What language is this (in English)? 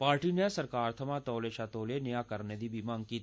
Dogri